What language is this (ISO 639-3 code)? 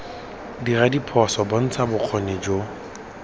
tsn